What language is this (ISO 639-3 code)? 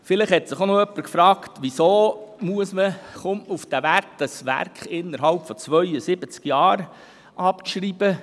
gsw